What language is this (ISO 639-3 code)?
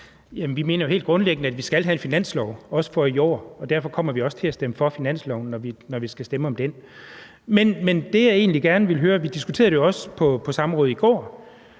dan